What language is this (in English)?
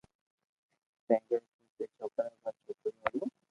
Loarki